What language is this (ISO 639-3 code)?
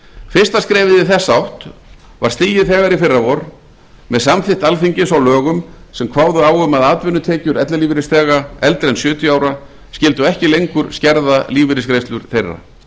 isl